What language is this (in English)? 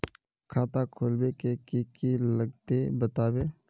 Magahi